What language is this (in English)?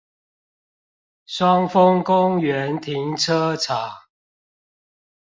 Chinese